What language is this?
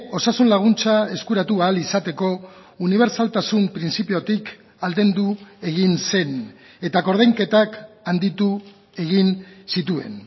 Basque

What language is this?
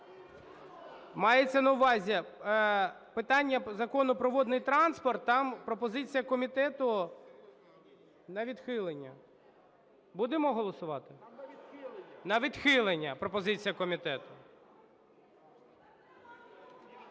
Ukrainian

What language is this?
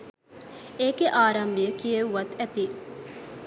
Sinhala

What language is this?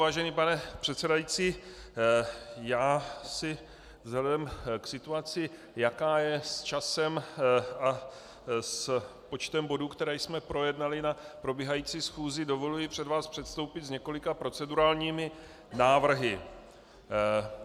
Czech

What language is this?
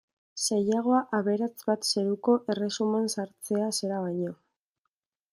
Basque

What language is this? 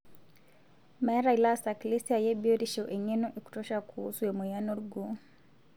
Masai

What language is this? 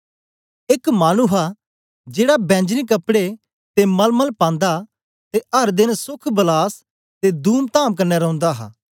Dogri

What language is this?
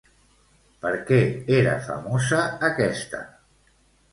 Catalan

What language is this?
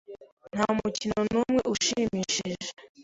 Kinyarwanda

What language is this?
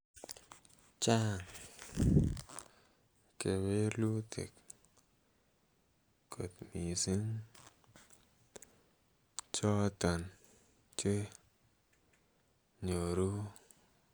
Kalenjin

